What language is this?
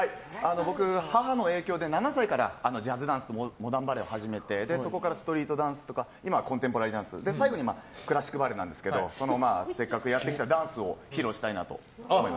Japanese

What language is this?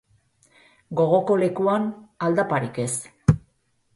Basque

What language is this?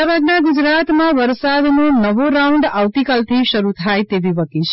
Gujarati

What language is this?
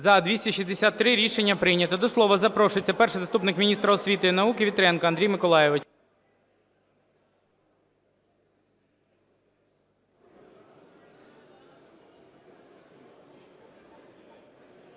Ukrainian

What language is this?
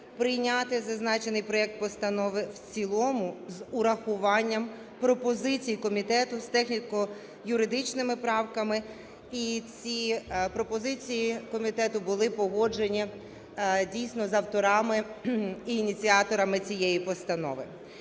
Ukrainian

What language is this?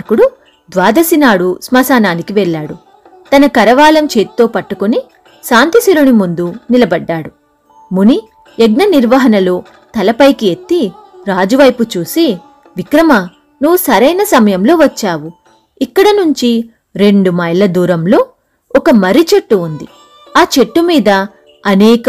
Telugu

